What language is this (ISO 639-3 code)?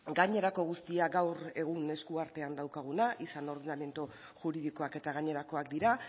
eus